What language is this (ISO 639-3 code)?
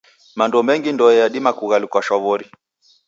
dav